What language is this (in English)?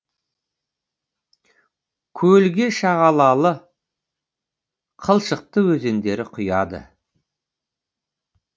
Kazakh